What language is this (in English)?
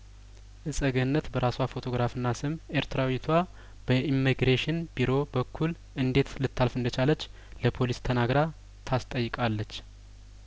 Amharic